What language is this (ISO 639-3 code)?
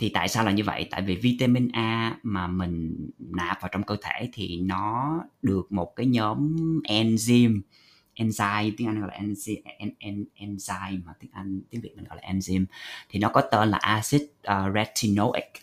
vie